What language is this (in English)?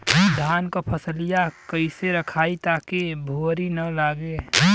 Bhojpuri